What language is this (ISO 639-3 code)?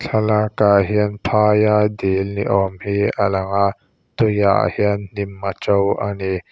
lus